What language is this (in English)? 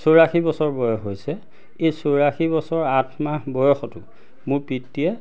Assamese